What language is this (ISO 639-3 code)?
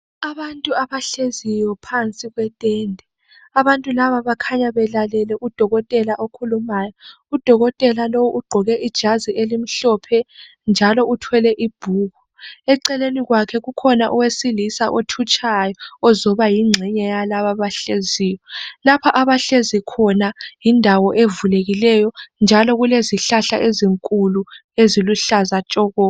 nde